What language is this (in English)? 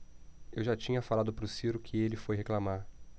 Portuguese